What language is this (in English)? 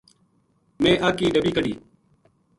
Gujari